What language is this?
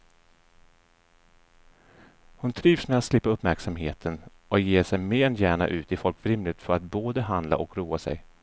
Swedish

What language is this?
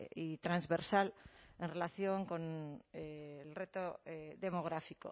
Spanish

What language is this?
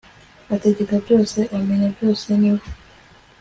Kinyarwanda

